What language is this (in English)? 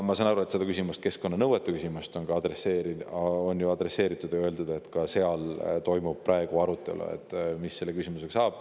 Estonian